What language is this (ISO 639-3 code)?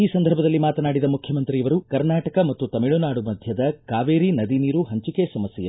kan